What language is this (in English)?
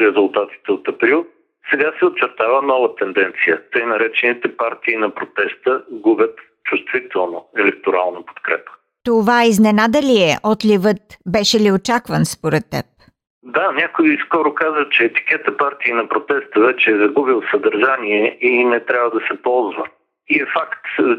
Bulgarian